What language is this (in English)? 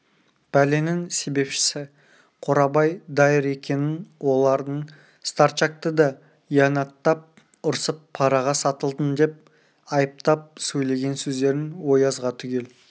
Kazakh